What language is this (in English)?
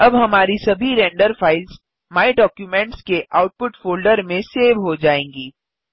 Hindi